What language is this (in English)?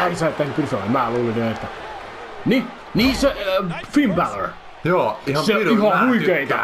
Finnish